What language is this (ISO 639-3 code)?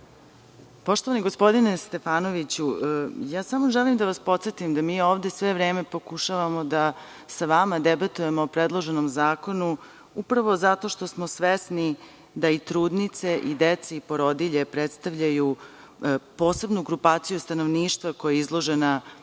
srp